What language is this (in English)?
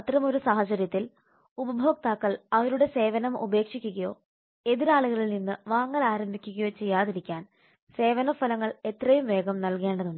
Malayalam